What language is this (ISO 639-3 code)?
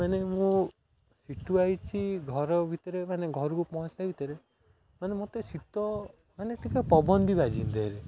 ori